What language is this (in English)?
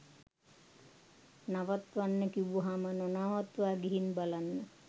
Sinhala